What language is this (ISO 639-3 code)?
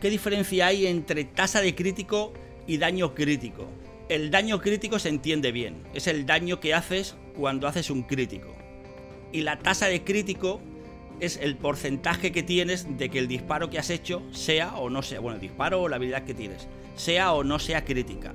spa